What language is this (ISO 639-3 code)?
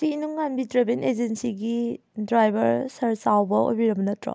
mni